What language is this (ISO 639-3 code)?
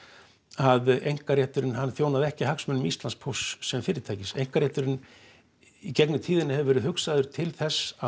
isl